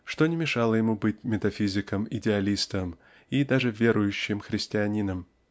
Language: Russian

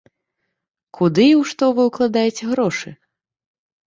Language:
Belarusian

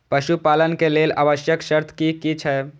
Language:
Maithili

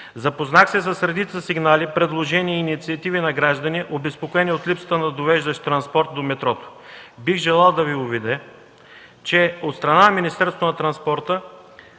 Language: Bulgarian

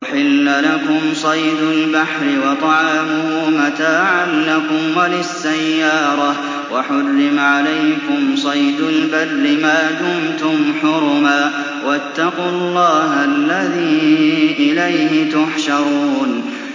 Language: Arabic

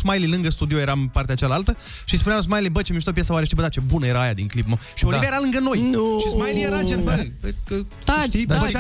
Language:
Romanian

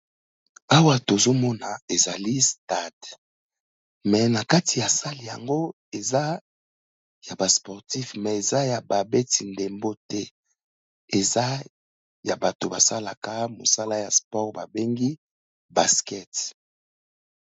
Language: Lingala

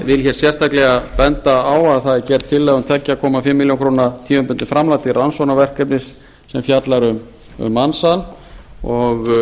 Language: Icelandic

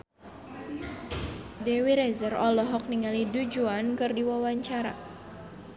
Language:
Sundanese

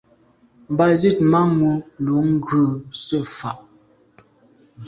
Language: Medumba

